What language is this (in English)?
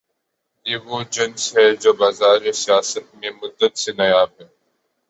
Urdu